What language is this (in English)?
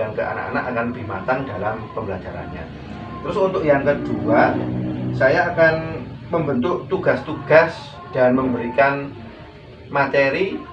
Indonesian